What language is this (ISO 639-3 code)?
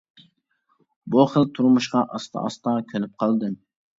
uig